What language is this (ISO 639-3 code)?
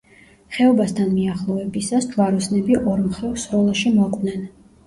kat